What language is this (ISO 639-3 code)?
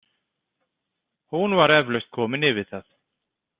isl